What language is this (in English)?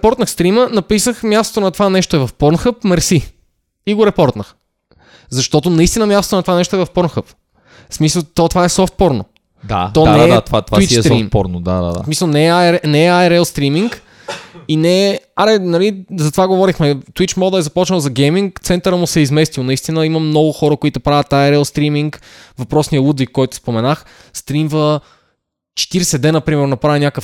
Bulgarian